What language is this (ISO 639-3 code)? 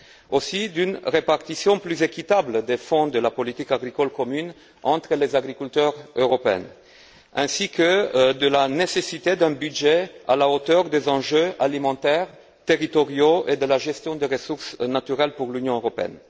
fra